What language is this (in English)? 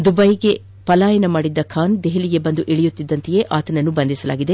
Kannada